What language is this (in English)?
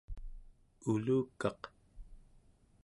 Central Yupik